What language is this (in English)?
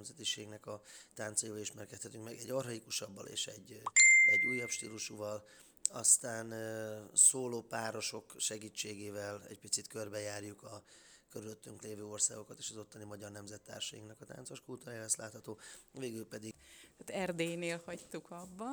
Hungarian